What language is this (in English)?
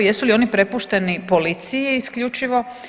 Croatian